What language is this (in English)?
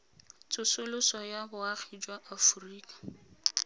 Tswana